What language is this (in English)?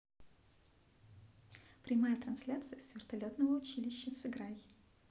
Russian